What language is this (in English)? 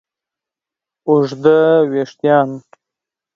Pashto